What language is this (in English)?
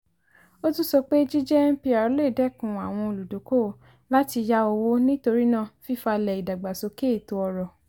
Yoruba